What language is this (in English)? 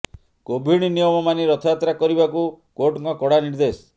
Odia